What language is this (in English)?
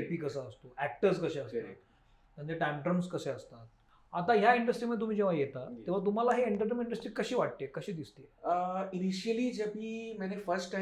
Marathi